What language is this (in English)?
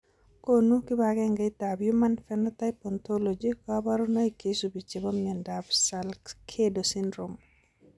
Kalenjin